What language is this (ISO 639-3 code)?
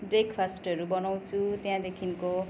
nep